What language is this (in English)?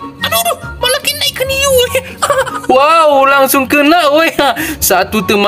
Indonesian